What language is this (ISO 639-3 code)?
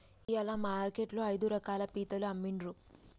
tel